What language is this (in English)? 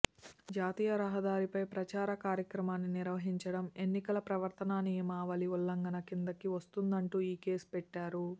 Telugu